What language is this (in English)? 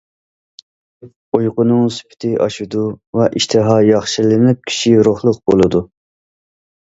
Uyghur